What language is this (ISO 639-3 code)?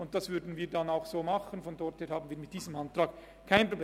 gsw